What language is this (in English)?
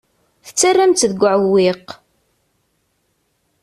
Kabyle